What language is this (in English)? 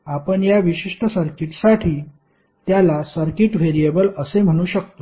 Marathi